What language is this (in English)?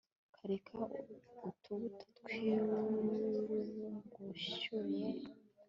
Kinyarwanda